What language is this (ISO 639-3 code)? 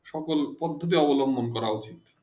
ben